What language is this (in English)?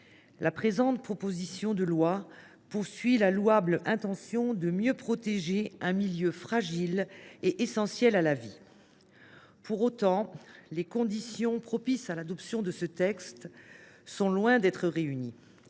French